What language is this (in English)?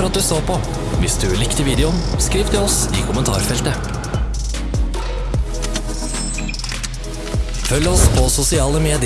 Norwegian